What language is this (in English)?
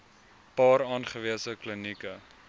Afrikaans